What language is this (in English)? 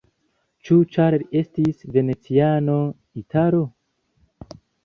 Esperanto